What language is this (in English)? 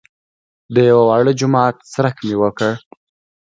Pashto